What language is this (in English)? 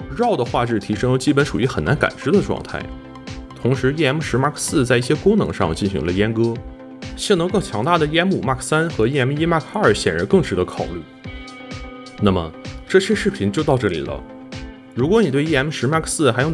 Chinese